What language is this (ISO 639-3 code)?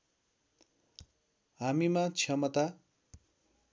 nep